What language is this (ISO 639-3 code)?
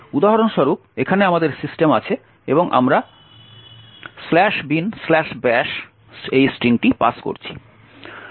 ben